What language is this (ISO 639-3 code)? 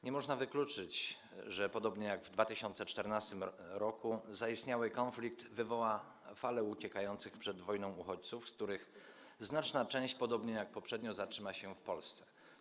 pol